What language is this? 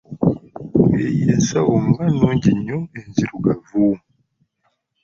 Ganda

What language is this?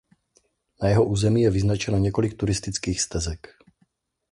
Czech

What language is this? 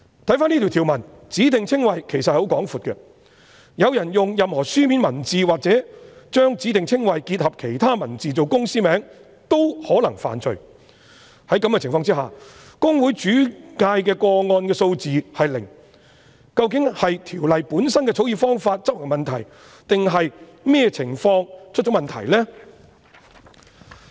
Cantonese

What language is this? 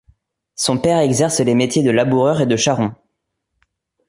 French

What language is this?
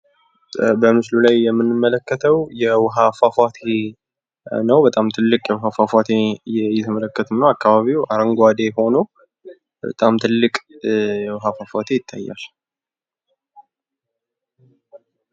Amharic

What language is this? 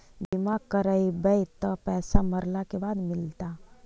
Magahi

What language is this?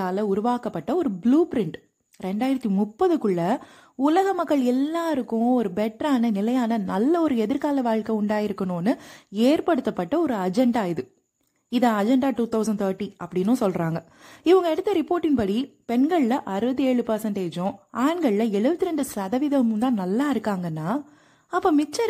Tamil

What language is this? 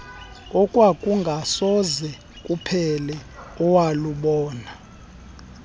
Xhosa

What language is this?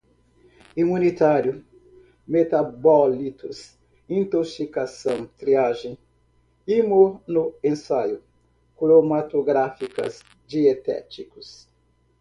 Portuguese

